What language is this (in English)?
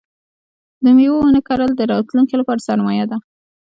Pashto